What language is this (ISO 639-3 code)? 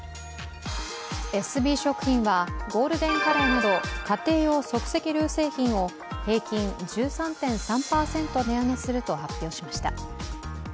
jpn